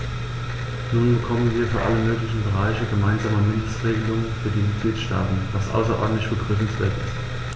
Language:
German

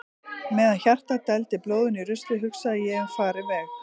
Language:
Icelandic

